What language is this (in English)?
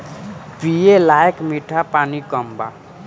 Bhojpuri